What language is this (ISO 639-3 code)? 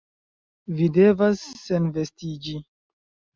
epo